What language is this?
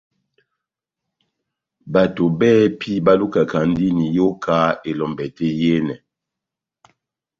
Batanga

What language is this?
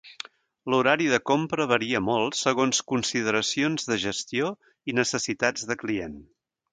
Catalan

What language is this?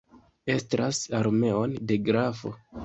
Esperanto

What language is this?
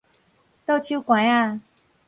Min Nan Chinese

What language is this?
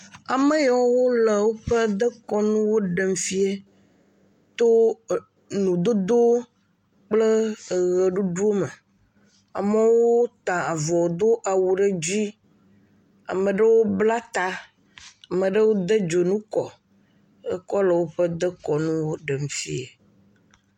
Ewe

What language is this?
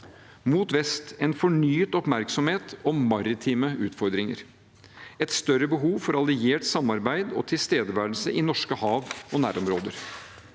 Norwegian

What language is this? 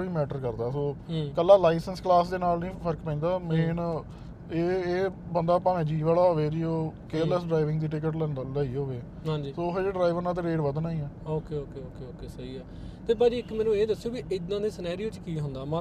Punjabi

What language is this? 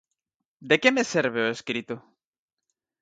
Galician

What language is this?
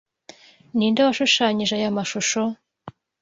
Kinyarwanda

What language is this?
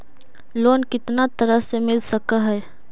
Magahi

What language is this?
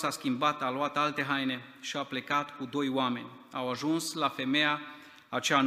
Romanian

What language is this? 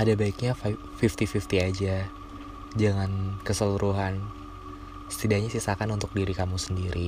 Indonesian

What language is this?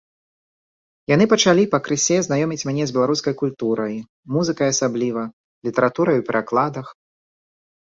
Belarusian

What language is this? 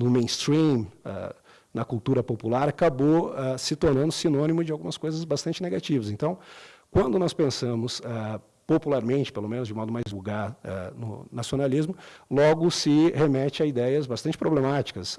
Portuguese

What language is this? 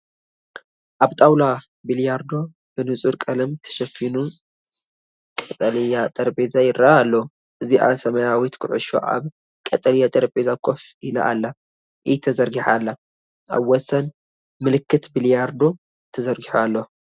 Tigrinya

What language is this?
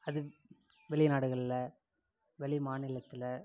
Tamil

